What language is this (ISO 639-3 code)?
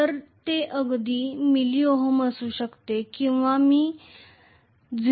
mar